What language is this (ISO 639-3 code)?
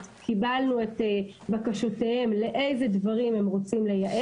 heb